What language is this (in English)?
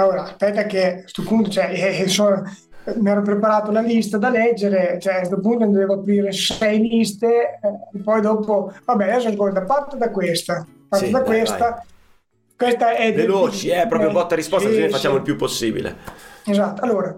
Italian